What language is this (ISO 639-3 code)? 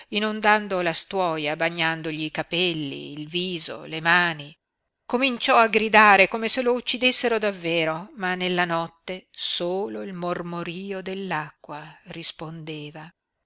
ita